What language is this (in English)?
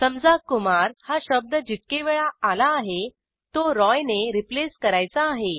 Marathi